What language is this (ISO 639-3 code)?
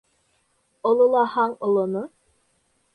bak